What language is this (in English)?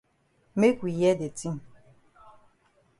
Cameroon Pidgin